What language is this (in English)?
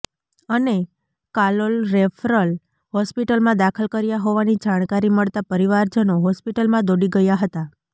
Gujarati